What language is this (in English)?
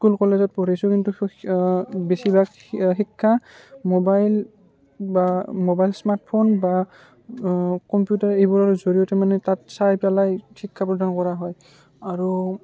Assamese